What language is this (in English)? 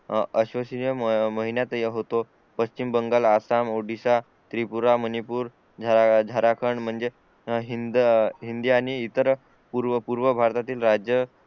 Marathi